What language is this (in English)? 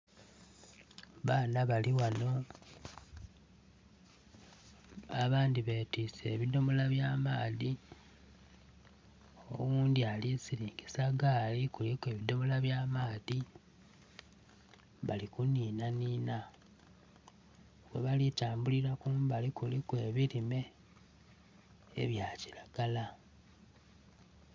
Soga